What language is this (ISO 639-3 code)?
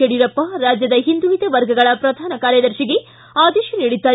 kan